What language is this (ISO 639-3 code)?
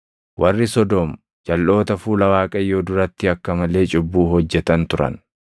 orm